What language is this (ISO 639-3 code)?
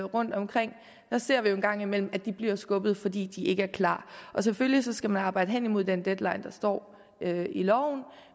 dan